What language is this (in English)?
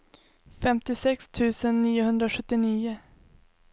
Swedish